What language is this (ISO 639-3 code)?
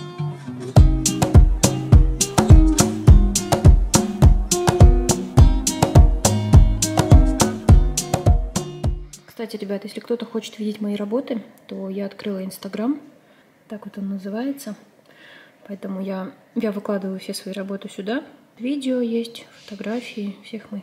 rus